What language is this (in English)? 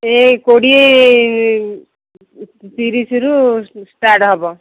Odia